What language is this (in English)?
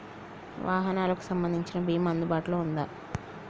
Telugu